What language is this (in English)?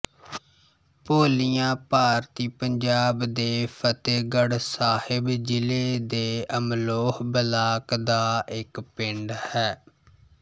Punjabi